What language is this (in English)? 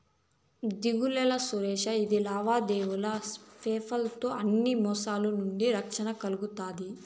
Telugu